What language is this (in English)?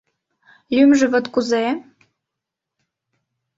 Mari